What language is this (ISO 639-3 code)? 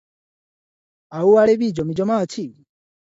ori